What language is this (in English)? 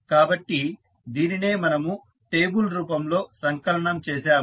Telugu